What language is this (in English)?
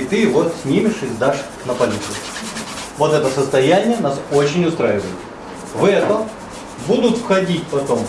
Russian